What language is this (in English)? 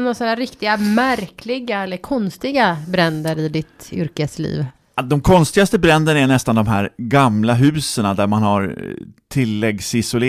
Swedish